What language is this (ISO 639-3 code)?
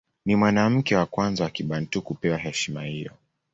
swa